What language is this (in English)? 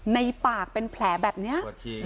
Thai